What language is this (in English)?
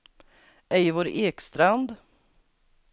Swedish